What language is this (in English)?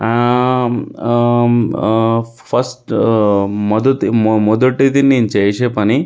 Telugu